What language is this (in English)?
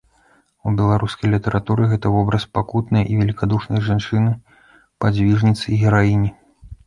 Belarusian